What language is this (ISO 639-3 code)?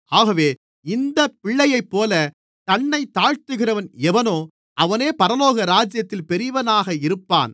tam